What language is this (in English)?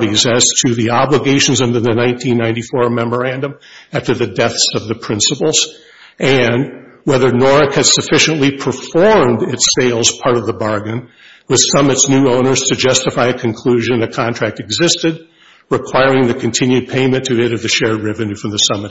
English